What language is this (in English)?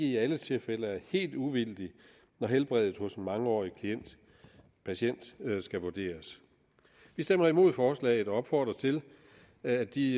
Danish